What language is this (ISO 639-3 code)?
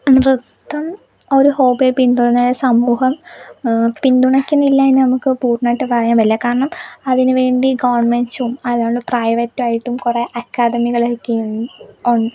mal